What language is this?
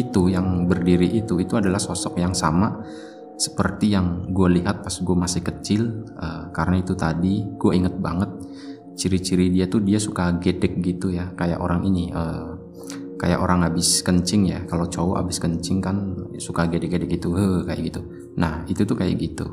Indonesian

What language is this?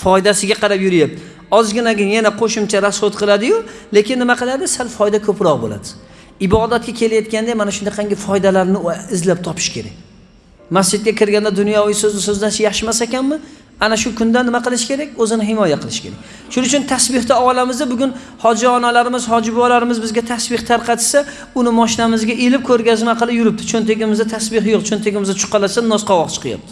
Turkish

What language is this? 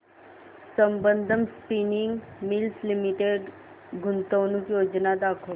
Marathi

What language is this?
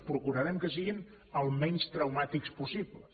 Catalan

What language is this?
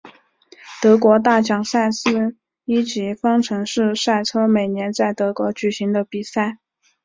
Chinese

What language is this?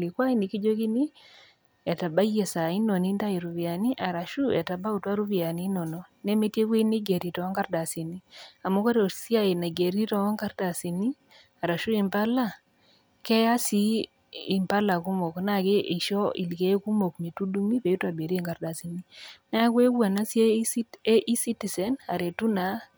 Masai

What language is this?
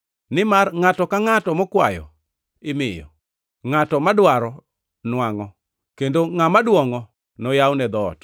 Luo (Kenya and Tanzania)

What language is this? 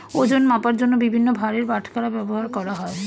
Bangla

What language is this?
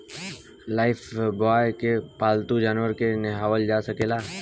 Bhojpuri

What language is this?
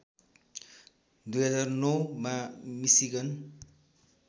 Nepali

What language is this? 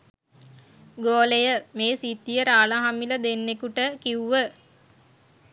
Sinhala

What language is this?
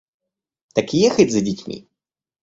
Russian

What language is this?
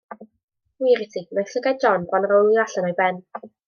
Welsh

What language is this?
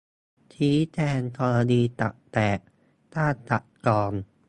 Thai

